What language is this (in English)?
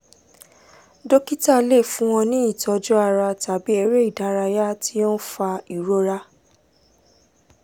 Yoruba